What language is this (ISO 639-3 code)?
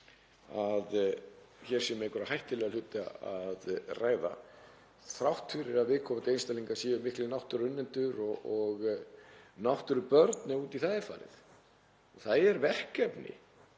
isl